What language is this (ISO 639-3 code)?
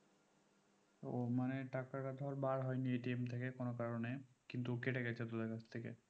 ben